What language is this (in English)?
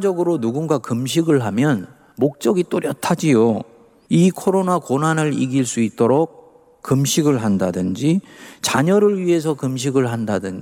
Korean